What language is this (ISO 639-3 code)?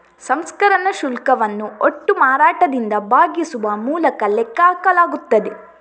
kan